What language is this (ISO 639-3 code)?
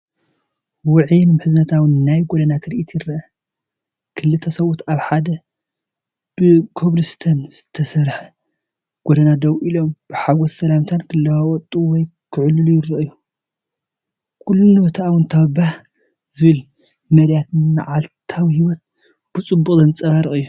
tir